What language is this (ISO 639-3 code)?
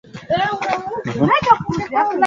swa